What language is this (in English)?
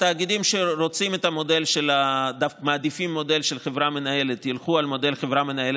Hebrew